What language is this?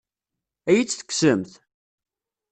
Kabyle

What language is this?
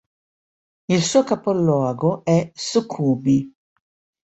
Italian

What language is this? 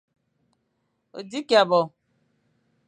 Fang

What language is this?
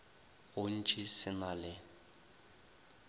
Northern Sotho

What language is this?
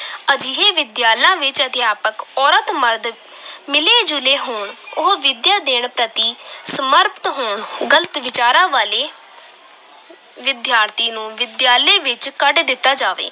Punjabi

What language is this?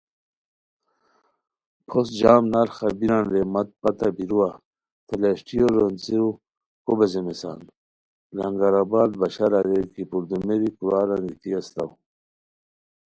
Khowar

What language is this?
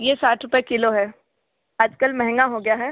Hindi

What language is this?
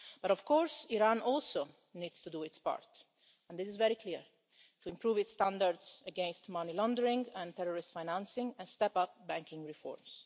English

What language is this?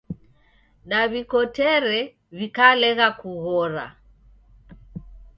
Taita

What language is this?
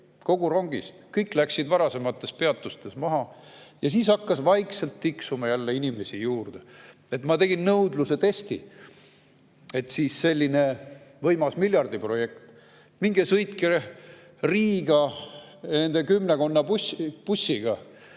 Estonian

